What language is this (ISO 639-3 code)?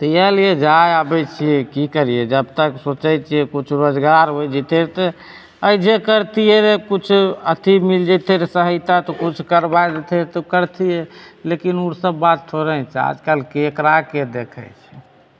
mai